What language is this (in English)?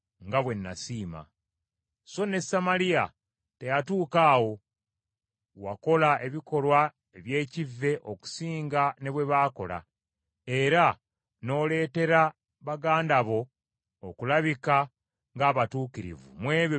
Ganda